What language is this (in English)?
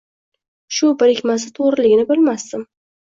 Uzbek